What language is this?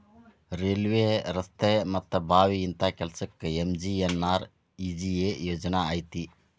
Kannada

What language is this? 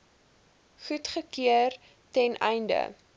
Afrikaans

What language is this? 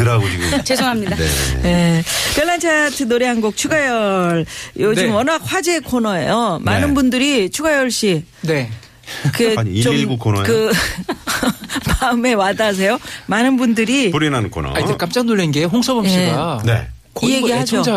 Korean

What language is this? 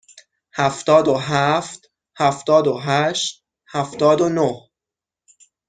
Persian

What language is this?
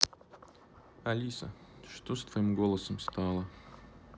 Russian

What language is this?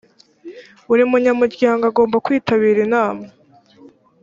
Kinyarwanda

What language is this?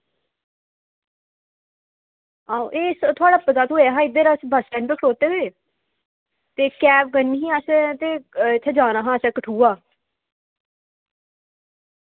Dogri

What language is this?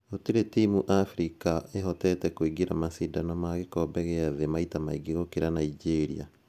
Kikuyu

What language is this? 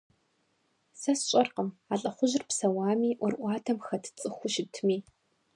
Kabardian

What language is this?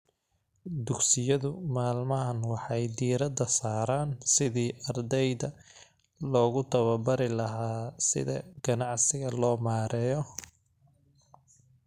Somali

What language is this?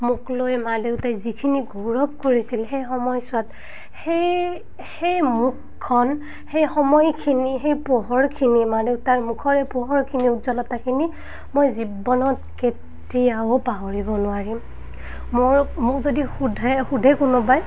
Assamese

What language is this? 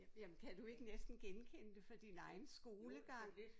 Danish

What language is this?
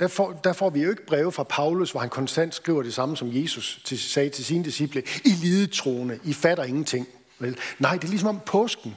Danish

